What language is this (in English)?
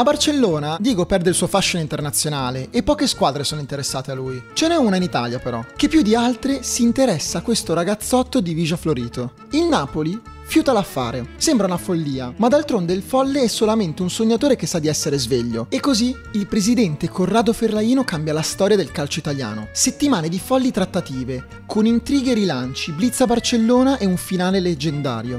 Italian